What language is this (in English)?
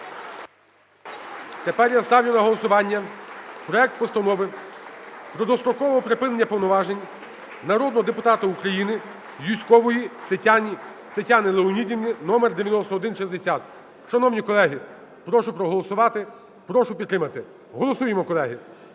Ukrainian